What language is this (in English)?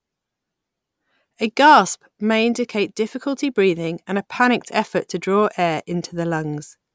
English